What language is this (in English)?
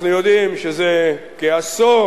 Hebrew